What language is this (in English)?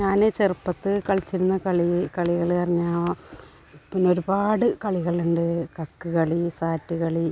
Malayalam